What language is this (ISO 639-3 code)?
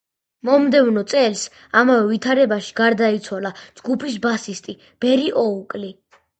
kat